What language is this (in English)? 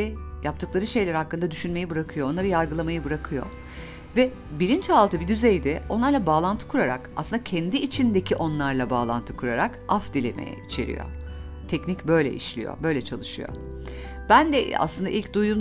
Turkish